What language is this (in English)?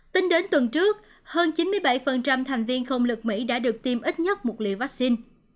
Vietnamese